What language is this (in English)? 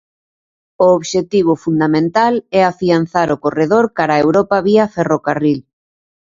Galician